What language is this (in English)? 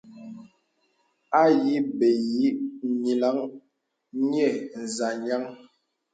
Bebele